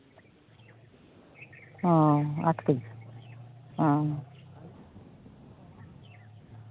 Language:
Santali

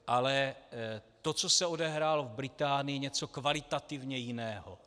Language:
Czech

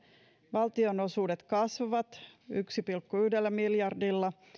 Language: Finnish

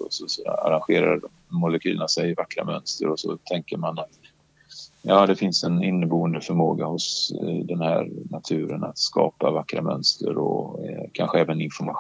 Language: Swedish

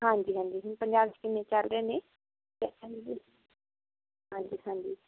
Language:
Punjabi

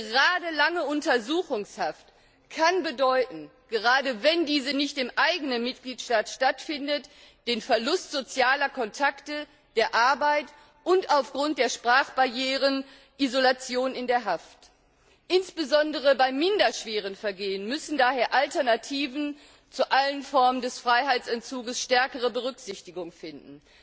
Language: German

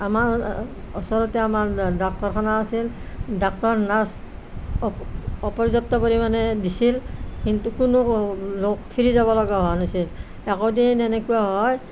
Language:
Assamese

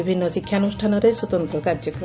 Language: Odia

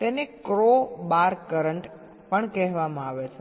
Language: Gujarati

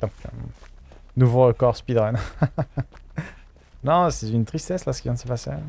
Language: French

